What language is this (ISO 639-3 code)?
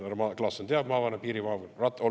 est